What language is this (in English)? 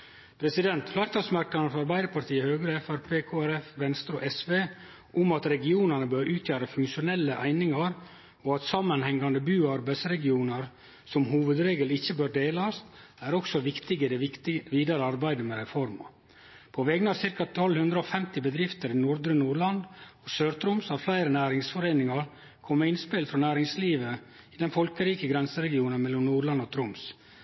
Norwegian Nynorsk